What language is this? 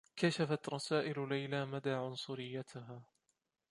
Arabic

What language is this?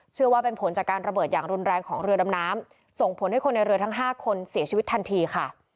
Thai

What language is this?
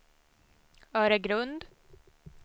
Swedish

